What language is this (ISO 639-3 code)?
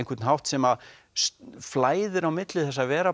isl